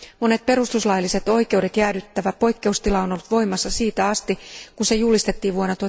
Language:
Finnish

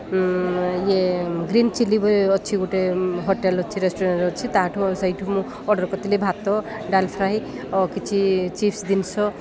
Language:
Odia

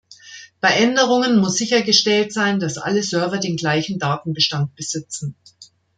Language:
German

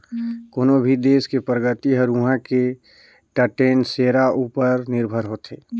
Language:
Chhattisgarhi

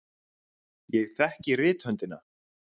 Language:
Icelandic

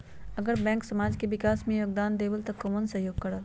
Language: Magahi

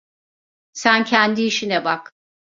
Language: Turkish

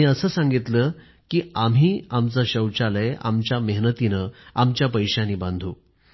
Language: Marathi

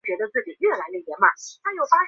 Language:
Chinese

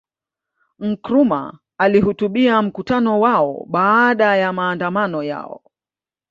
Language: Swahili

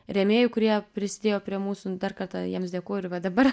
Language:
Lithuanian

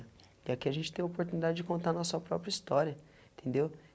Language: Portuguese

